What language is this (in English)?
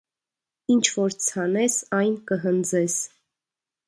Armenian